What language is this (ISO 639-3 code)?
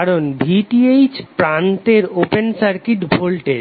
ben